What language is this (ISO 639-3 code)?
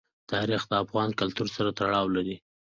pus